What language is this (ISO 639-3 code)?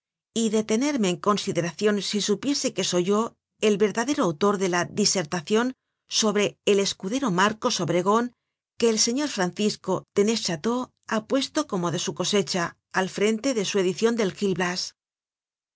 spa